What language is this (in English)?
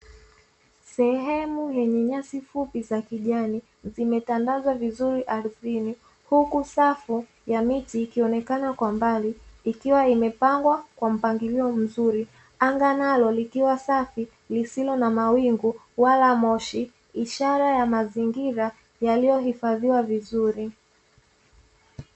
Swahili